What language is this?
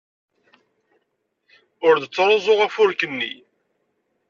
Kabyle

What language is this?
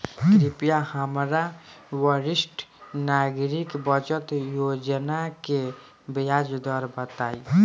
Bhojpuri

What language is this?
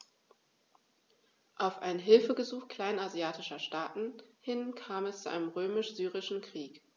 German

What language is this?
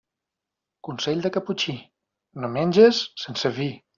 Catalan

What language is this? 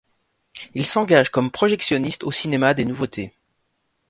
French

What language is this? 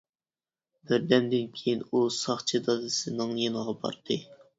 Uyghur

